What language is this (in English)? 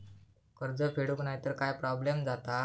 Marathi